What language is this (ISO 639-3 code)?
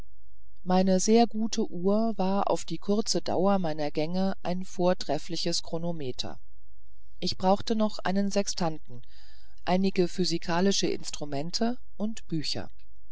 deu